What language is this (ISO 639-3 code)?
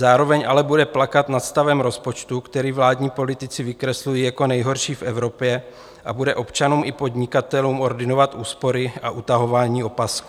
ces